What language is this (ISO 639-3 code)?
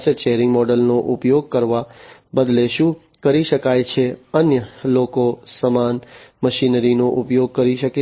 guj